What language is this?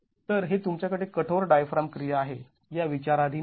Marathi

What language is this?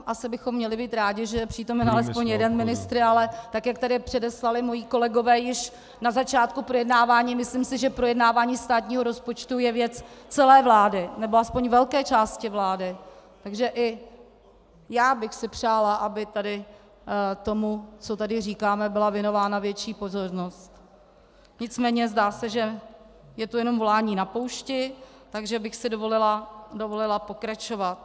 Czech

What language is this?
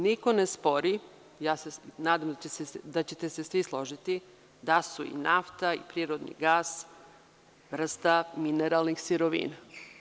Serbian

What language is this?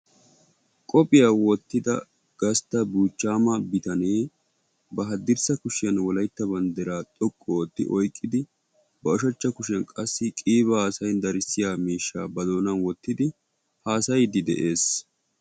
Wolaytta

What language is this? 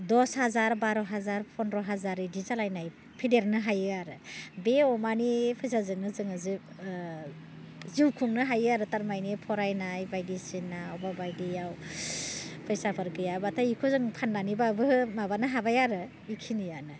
Bodo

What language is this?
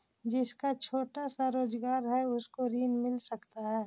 Magahi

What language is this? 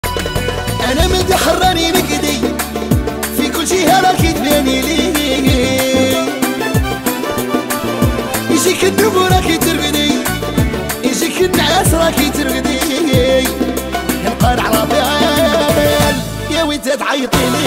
Arabic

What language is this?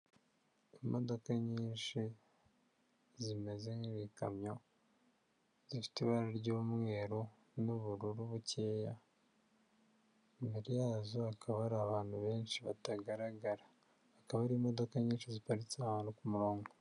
Kinyarwanda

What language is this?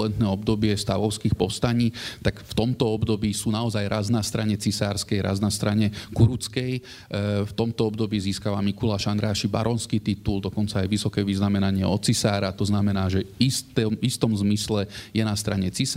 Slovak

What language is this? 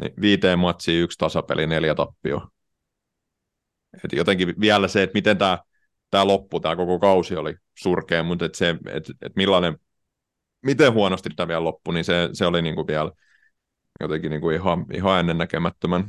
Finnish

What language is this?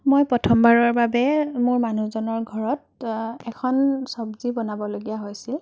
Assamese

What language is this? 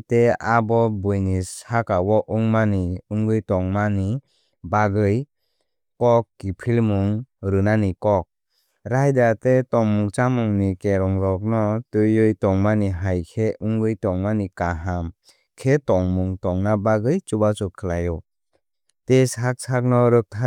Kok Borok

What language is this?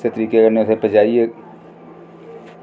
Dogri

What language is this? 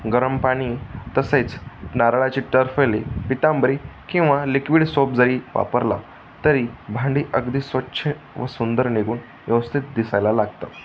Marathi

